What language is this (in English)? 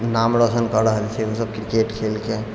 Maithili